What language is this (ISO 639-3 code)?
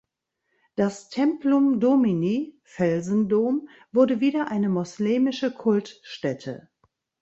deu